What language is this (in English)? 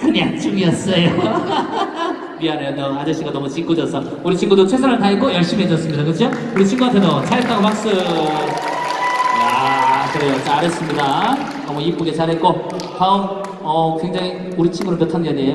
Korean